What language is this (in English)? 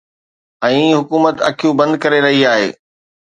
Sindhi